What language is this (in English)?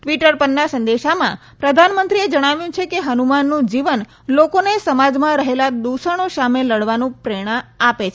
Gujarati